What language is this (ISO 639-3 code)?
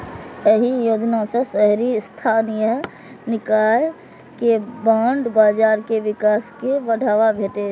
mai